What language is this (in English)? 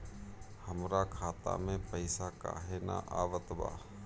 Bhojpuri